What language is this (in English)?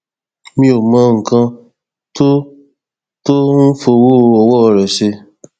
Yoruba